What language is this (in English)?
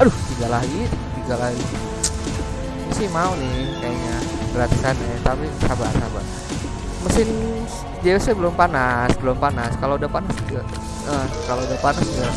Indonesian